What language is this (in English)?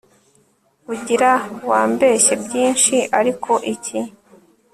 Kinyarwanda